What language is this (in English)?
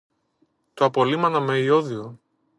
Greek